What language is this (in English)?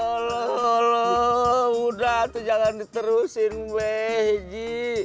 Indonesian